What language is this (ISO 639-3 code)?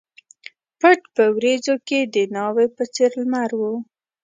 pus